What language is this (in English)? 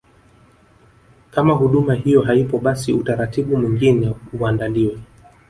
Swahili